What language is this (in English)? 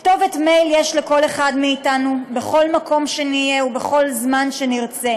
Hebrew